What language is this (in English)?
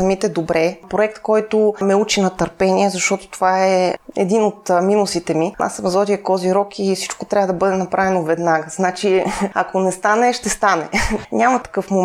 Bulgarian